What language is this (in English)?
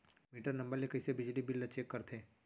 Chhattisgarhi